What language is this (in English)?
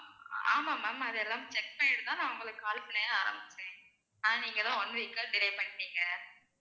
Tamil